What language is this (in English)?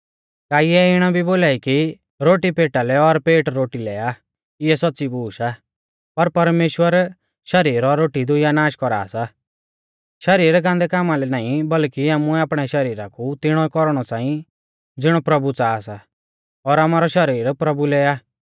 Mahasu Pahari